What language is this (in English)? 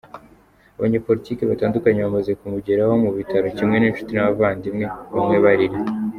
Kinyarwanda